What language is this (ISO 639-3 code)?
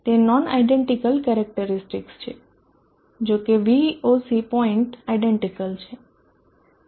guj